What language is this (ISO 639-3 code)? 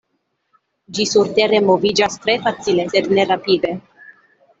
epo